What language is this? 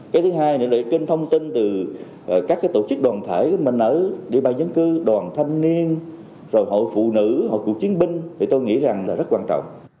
Vietnamese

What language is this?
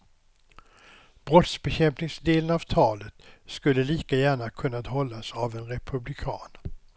Swedish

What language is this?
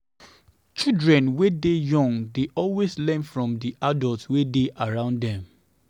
Nigerian Pidgin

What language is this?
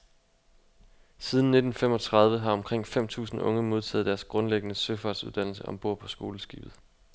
Danish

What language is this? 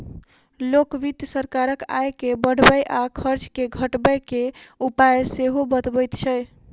Maithili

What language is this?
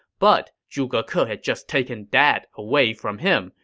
English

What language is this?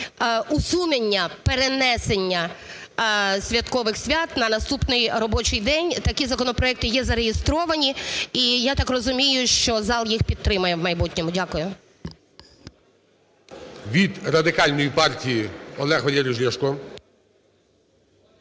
Ukrainian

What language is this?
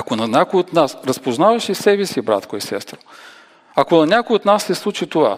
Bulgarian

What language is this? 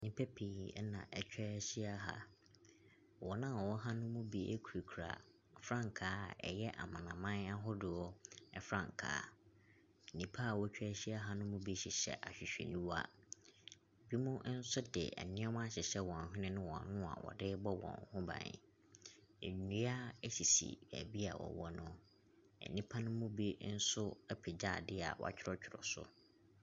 Akan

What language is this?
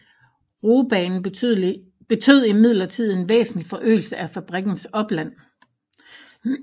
Danish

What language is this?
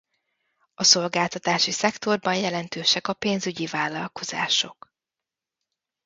Hungarian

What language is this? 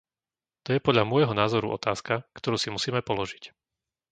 Slovak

